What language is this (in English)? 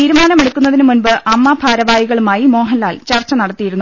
Malayalam